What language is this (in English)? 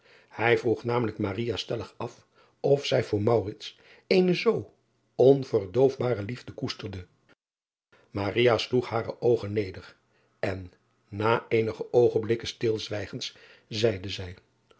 Dutch